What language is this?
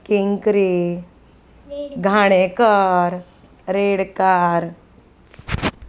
Konkani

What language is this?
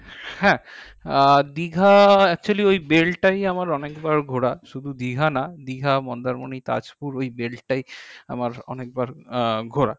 Bangla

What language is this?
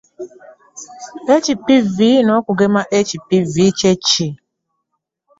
Ganda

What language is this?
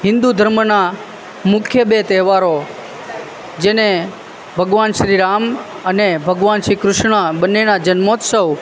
Gujarati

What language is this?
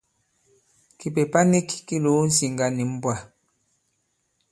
Bankon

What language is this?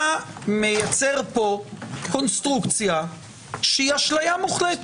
Hebrew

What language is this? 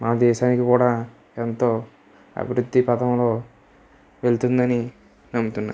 Telugu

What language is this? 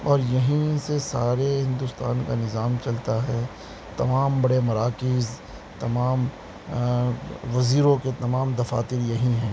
Urdu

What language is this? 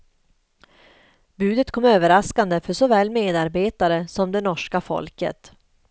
Swedish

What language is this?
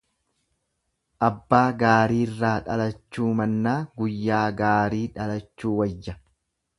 Oromo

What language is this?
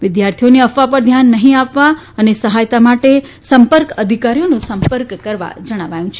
Gujarati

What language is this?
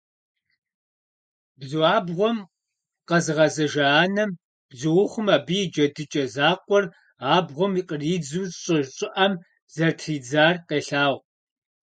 Kabardian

